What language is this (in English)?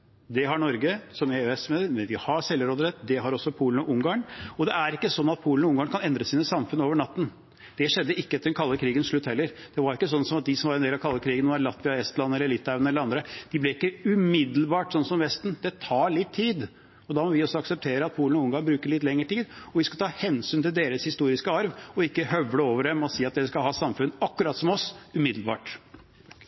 Norwegian Bokmål